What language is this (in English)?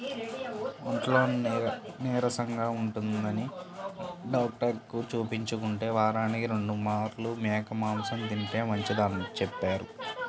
Telugu